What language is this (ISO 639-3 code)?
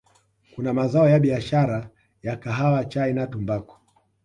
swa